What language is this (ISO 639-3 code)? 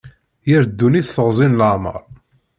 kab